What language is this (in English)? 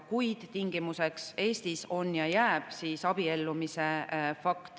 Estonian